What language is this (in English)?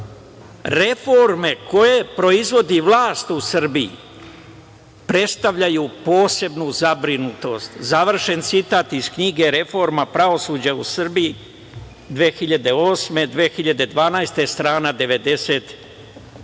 Serbian